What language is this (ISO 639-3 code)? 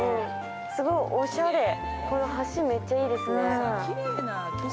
jpn